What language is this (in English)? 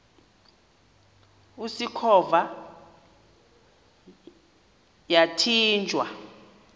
Xhosa